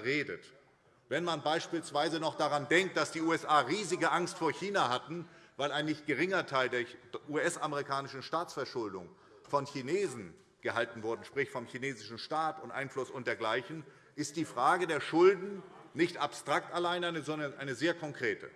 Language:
German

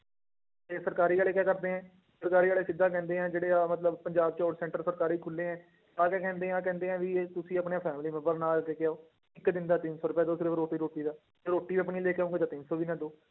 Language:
Punjabi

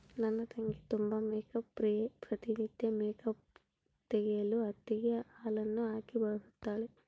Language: Kannada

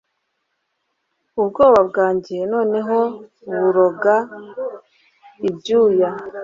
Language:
Kinyarwanda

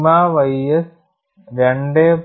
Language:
Malayalam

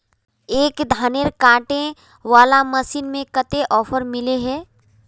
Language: Magahi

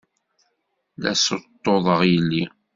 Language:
Kabyle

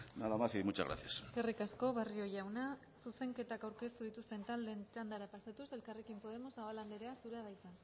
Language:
Basque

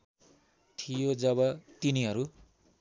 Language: Nepali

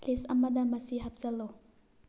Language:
Manipuri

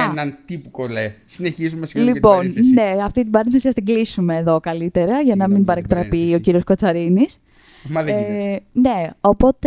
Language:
Greek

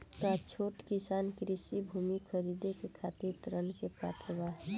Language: Bhojpuri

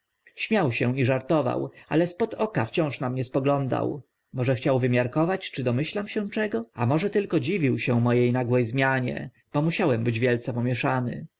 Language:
Polish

